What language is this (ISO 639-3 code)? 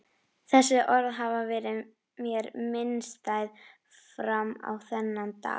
isl